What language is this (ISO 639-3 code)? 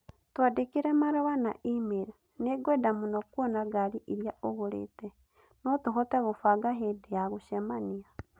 kik